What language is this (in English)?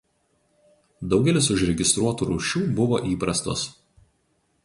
Lithuanian